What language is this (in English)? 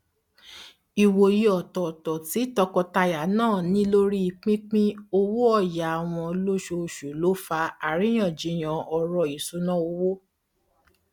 Yoruba